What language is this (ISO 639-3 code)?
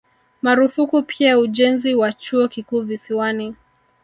swa